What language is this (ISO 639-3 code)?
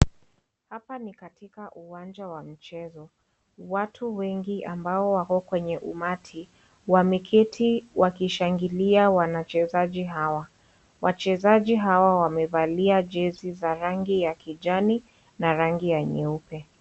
swa